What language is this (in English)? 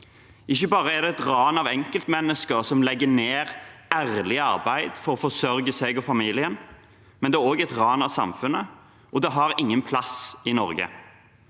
Norwegian